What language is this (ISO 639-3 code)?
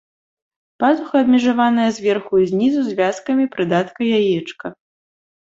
bel